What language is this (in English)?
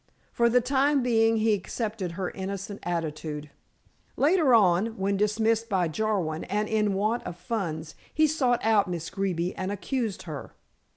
English